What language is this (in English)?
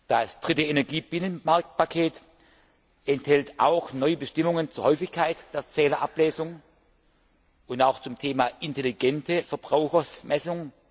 German